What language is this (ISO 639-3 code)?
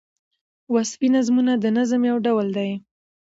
pus